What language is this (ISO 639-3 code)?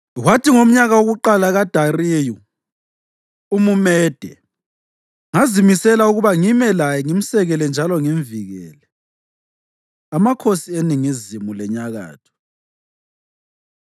nde